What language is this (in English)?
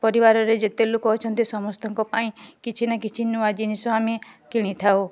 Odia